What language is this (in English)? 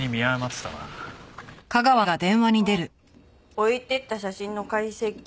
Japanese